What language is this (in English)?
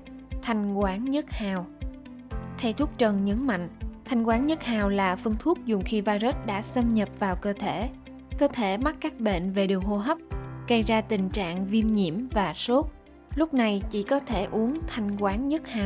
Vietnamese